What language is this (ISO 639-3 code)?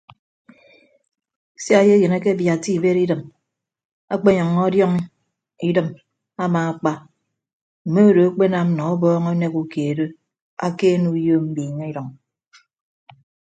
ibb